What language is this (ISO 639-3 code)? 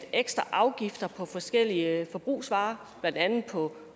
dan